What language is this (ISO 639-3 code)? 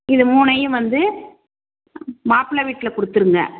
tam